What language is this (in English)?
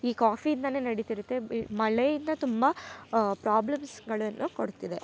Kannada